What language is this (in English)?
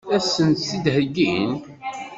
Kabyle